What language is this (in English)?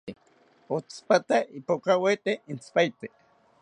South Ucayali Ashéninka